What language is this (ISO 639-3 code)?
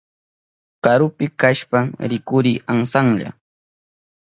qup